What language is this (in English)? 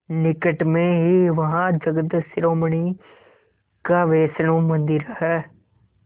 Hindi